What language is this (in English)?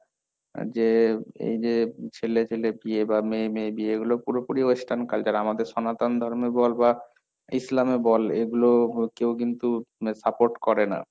Bangla